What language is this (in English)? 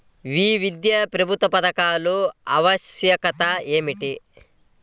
Telugu